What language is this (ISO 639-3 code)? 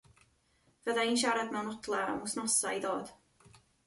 cym